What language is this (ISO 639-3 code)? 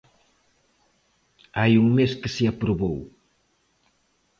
glg